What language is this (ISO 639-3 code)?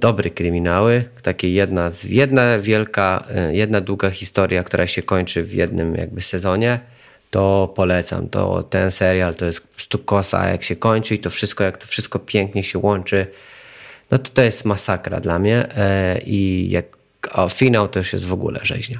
pol